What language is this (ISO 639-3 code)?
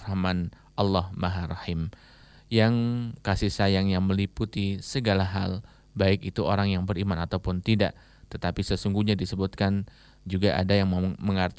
ind